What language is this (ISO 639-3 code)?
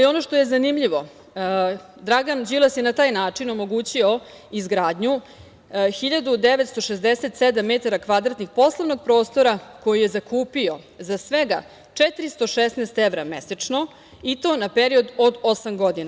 srp